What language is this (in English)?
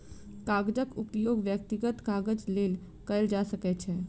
Maithili